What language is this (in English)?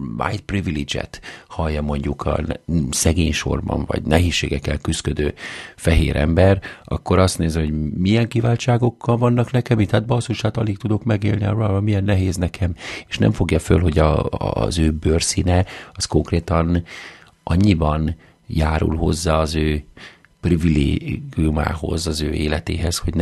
Hungarian